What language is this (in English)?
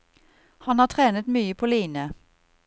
Norwegian